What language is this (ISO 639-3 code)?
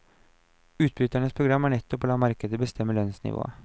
nor